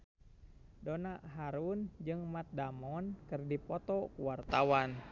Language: Sundanese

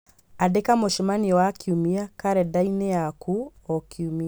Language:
Kikuyu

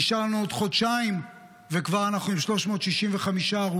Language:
Hebrew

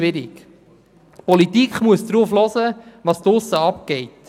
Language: Swiss German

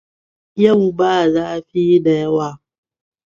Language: Hausa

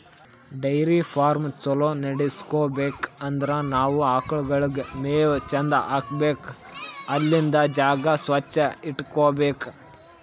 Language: Kannada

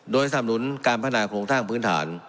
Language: Thai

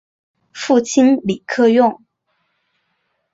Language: Chinese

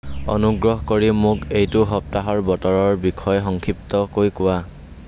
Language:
Assamese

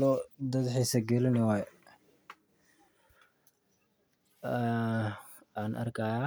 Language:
Somali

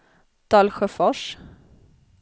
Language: Swedish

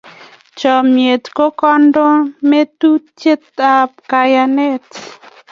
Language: Kalenjin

